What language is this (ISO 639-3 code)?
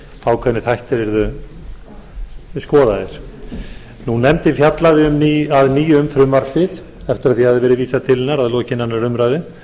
isl